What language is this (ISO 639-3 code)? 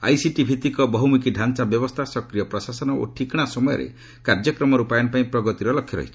ori